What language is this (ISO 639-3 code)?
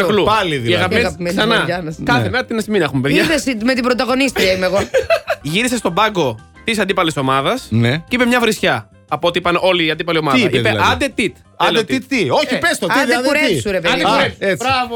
ell